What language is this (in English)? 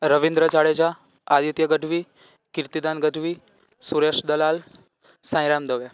Gujarati